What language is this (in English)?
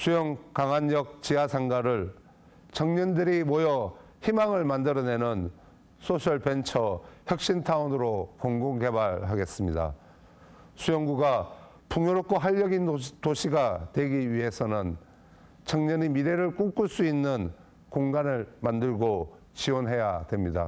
Korean